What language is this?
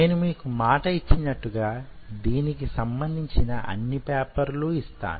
Telugu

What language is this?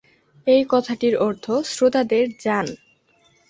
Bangla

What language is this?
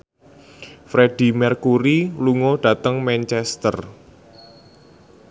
Javanese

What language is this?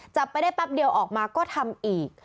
Thai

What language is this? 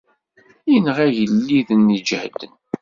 Kabyle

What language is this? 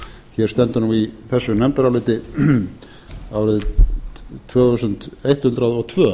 Icelandic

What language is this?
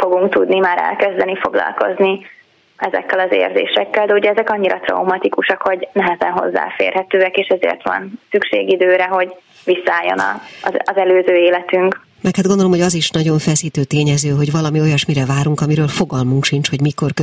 Hungarian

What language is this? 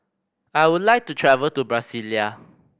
English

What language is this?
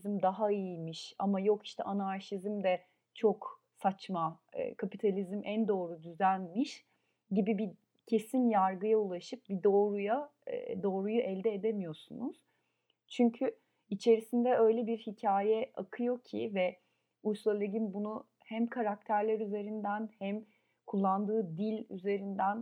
Turkish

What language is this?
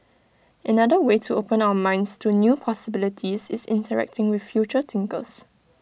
English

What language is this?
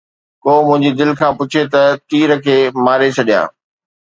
Sindhi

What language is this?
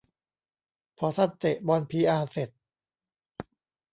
Thai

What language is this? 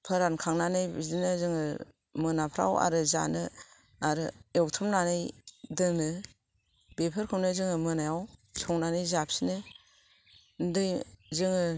Bodo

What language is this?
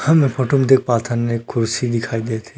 Chhattisgarhi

